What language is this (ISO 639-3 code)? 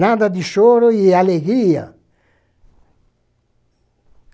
por